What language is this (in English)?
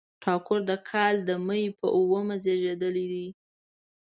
Pashto